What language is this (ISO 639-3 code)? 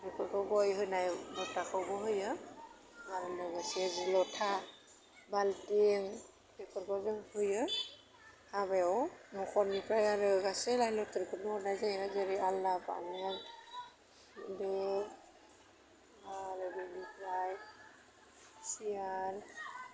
brx